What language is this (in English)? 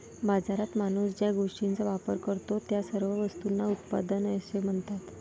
Marathi